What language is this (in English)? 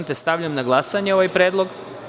Serbian